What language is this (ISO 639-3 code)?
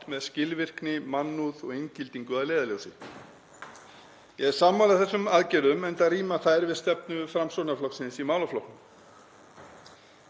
isl